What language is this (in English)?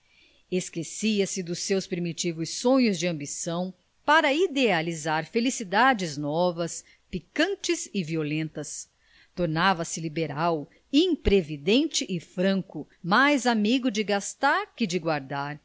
Portuguese